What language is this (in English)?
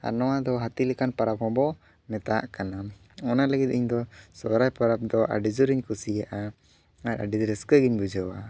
Santali